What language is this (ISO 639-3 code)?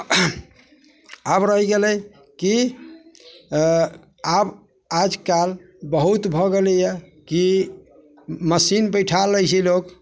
mai